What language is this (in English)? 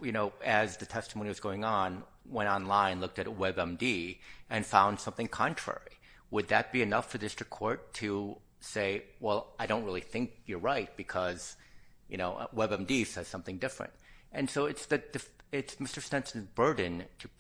English